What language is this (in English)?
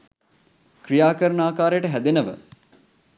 Sinhala